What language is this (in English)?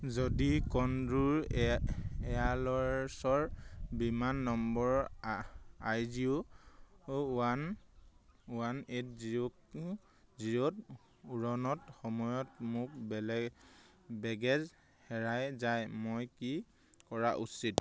Assamese